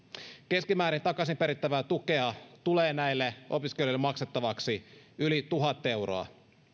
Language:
Finnish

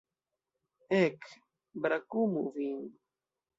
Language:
Esperanto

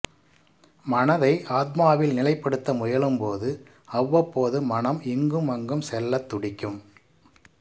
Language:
Tamil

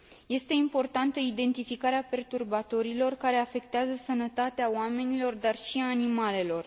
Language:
Romanian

